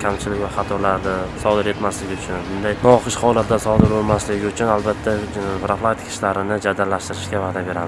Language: Turkish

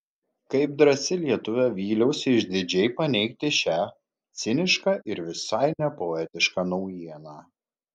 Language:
Lithuanian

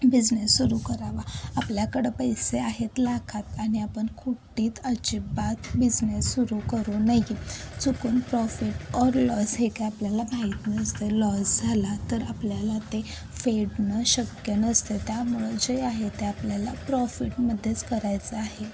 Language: Marathi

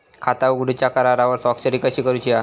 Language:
Marathi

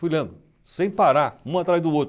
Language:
Portuguese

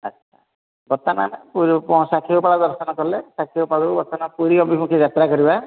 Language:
Odia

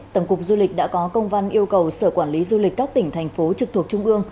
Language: Vietnamese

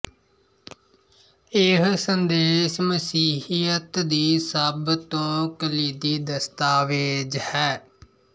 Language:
Punjabi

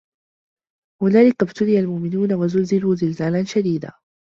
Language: Arabic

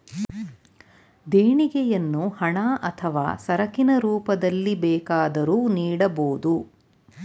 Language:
Kannada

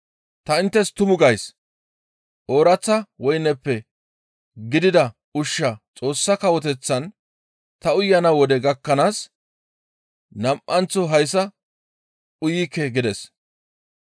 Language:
Gamo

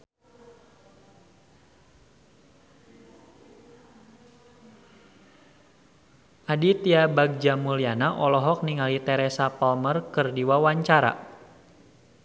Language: Sundanese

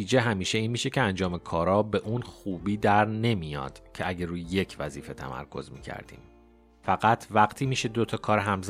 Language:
Persian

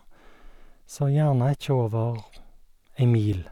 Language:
Norwegian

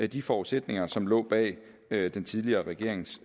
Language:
Danish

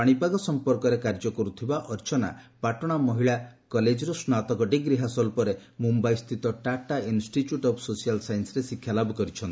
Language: Odia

